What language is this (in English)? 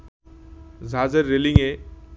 Bangla